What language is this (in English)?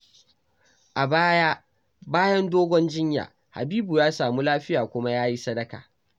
Hausa